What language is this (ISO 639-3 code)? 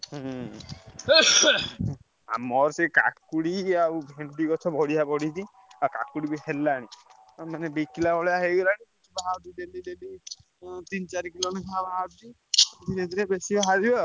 ori